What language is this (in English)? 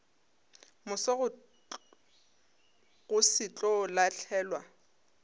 Northern Sotho